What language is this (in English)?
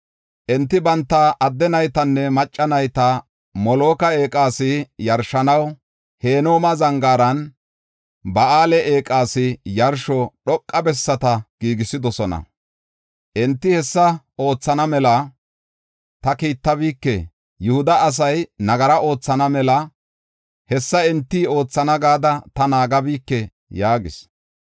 Gofa